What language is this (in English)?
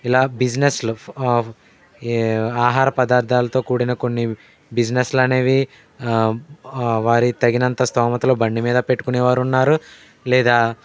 Telugu